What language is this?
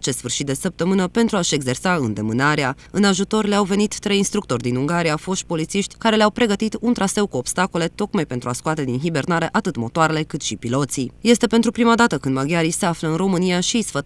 Romanian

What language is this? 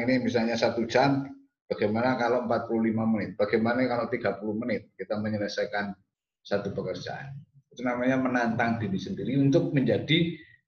Indonesian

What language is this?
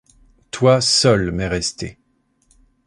French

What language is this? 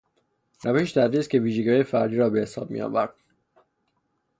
Persian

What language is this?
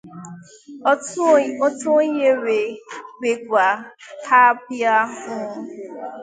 Igbo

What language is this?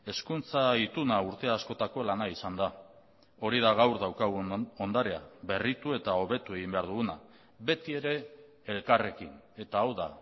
Basque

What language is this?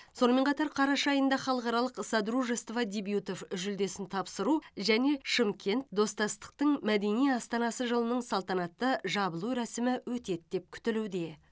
Kazakh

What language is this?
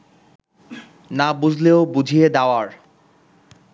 Bangla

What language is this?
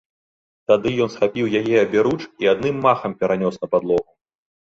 Belarusian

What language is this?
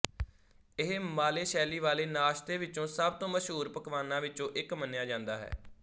Punjabi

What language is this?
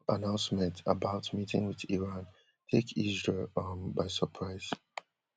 Nigerian Pidgin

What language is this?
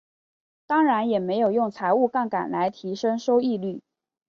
Chinese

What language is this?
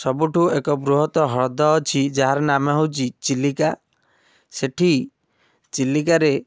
Odia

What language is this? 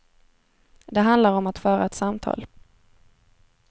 Swedish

